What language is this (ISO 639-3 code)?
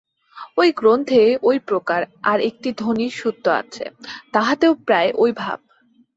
ben